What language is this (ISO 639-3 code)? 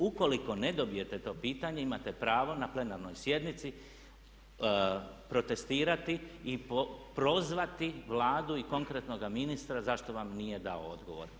hrv